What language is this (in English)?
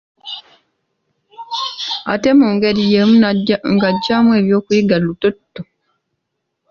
Ganda